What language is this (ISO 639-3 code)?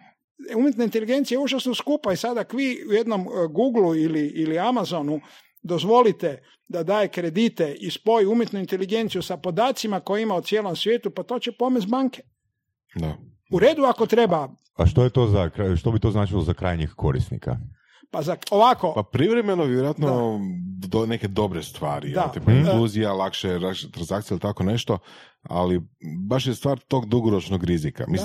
hrv